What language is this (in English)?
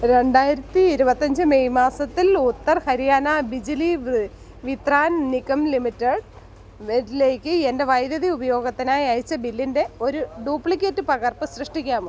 Malayalam